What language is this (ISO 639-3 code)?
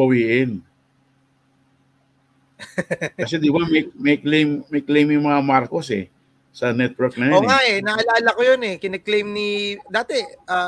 fil